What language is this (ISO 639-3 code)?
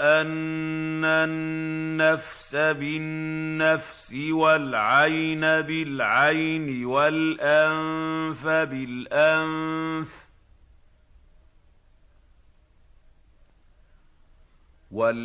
ara